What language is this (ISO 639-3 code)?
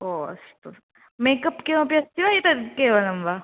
san